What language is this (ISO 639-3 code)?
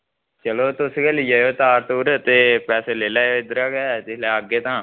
doi